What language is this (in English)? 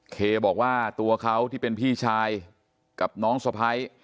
Thai